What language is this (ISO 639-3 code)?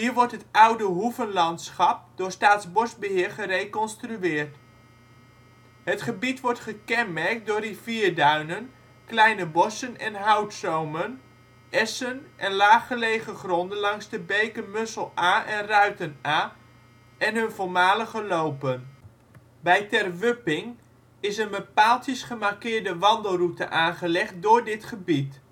nld